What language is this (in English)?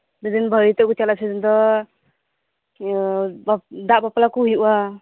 Santali